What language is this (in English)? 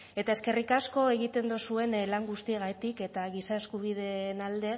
Basque